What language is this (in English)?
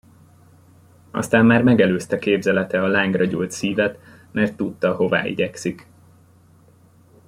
Hungarian